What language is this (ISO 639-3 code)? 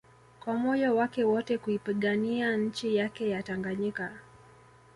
swa